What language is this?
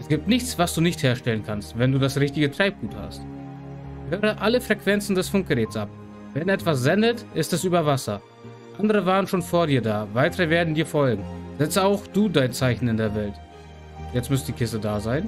German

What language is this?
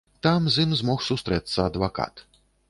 Belarusian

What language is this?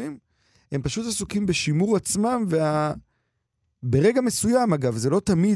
Hebrew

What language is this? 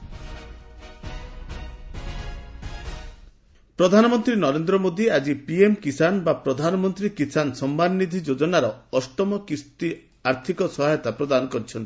Odia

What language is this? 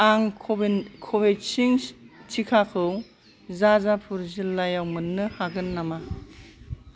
Bodo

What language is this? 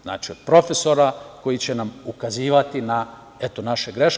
Serbian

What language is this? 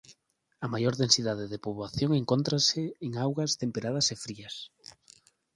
Galician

